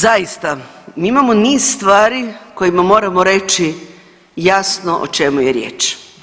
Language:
Croatian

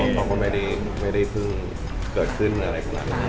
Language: Thai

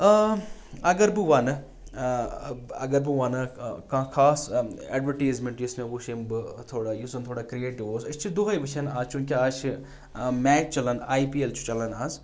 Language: Kashmiri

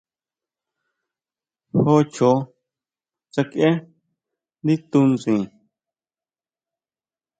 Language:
Huautla Mazatec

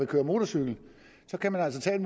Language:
Danish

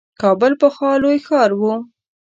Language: Pashto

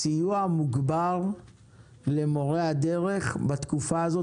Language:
Hebrew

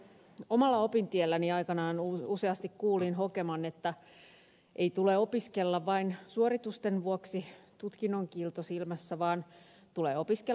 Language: Finnish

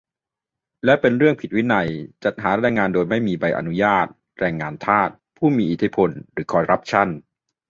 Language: Thai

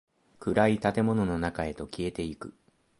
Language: Japanese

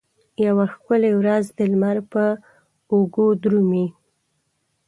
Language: Pashto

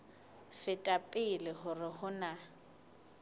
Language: Southern Sotho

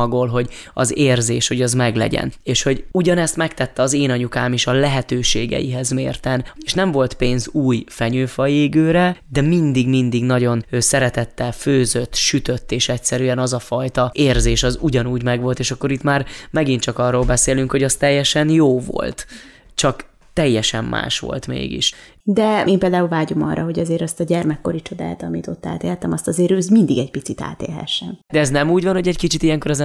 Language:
Hungarian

